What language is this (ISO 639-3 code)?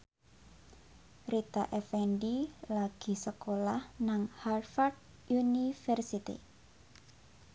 jav